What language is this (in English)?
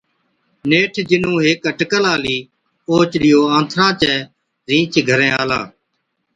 Od